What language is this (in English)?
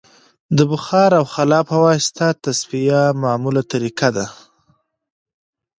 Pashto